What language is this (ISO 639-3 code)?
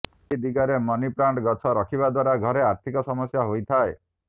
ori